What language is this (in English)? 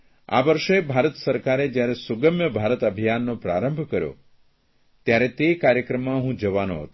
Gujarati